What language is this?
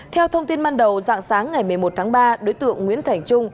Vietnamese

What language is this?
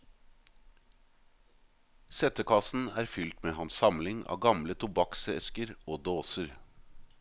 Norwegian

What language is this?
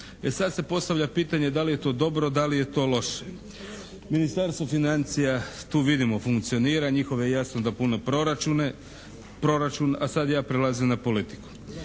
Croatian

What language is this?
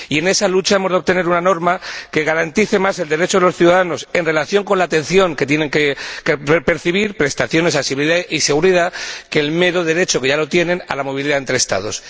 Spanish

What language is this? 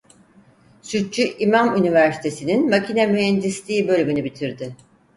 Turkish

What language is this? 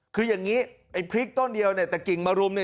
Thai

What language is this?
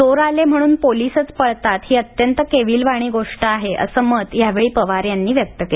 Marathi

